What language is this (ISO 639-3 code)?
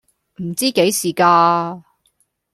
yue